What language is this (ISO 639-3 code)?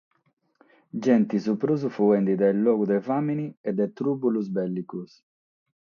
srd